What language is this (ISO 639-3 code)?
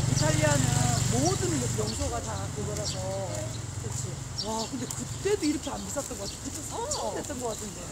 kor